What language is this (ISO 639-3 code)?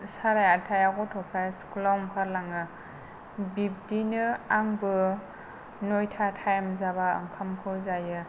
brx